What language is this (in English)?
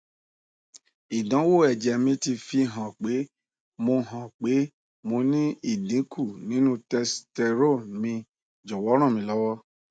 Yoruba